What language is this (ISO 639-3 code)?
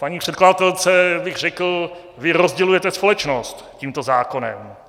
ces